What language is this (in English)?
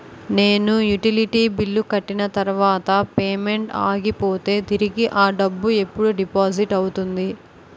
Telugu